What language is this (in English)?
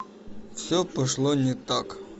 Russian